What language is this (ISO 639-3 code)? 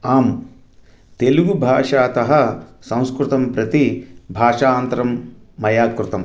san